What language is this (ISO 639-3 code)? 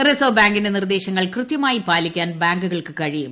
mal